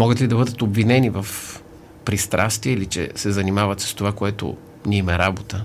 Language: Bulgarian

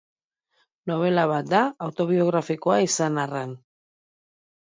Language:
Basque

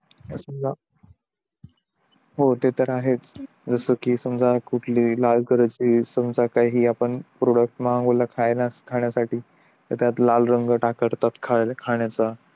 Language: Marathi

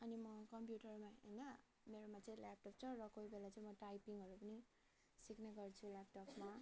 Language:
Nepali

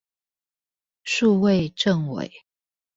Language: Chinese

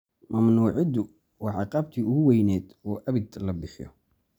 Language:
Somali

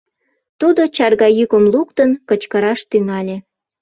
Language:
Mari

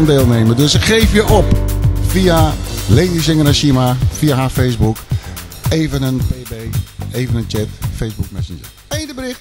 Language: Dutch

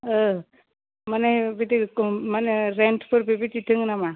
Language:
Bodo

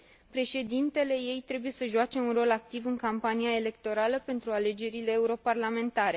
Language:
Romanian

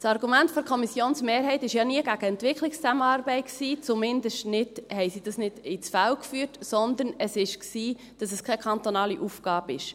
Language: Swiss German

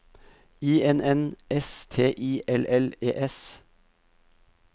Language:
Norwegian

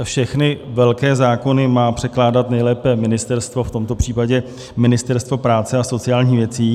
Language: Czech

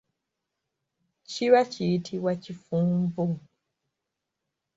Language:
Ganda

